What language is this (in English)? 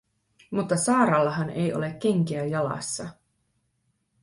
Finnish